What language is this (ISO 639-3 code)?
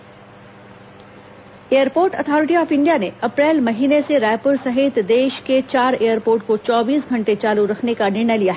hin